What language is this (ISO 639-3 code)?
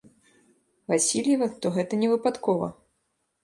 bel